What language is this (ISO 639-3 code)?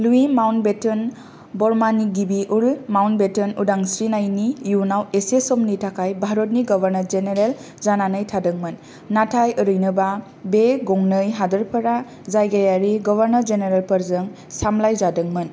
brx